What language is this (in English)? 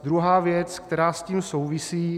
Czech